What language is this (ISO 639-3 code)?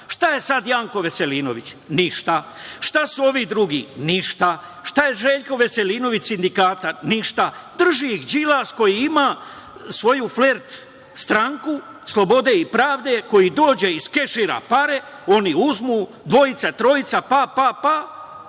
srp